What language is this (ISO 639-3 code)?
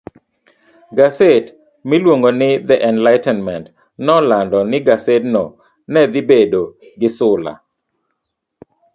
luo